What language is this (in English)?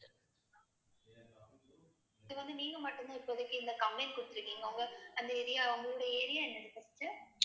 Tamil